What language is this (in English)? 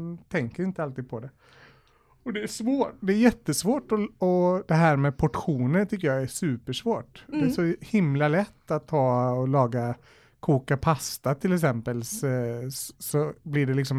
Swedish